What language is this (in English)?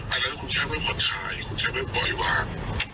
Thai